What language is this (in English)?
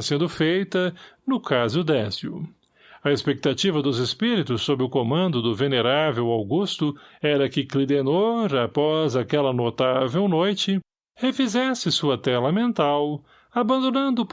Portuguese